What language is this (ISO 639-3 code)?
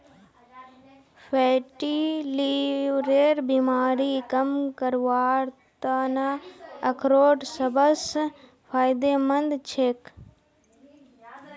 mag